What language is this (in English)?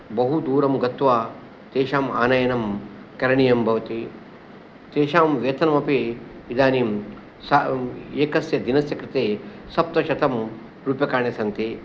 Sanskrit